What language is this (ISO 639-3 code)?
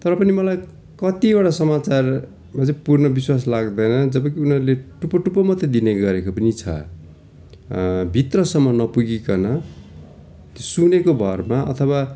nep